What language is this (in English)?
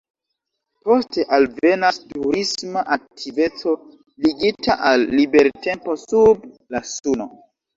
Esperanto